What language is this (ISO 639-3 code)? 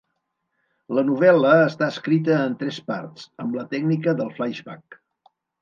cat